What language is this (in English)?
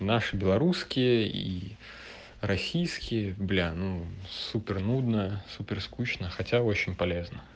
Russian